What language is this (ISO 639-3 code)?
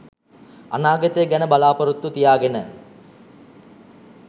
sin